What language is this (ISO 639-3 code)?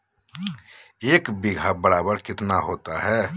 mag